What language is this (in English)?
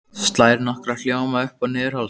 Icelandic